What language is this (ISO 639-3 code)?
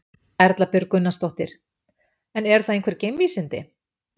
isl